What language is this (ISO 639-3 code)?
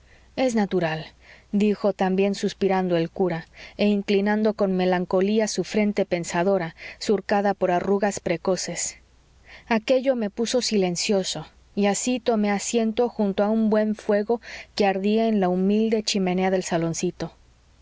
spa